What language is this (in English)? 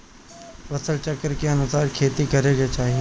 Bhojpuri